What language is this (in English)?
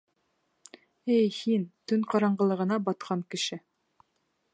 Bashkir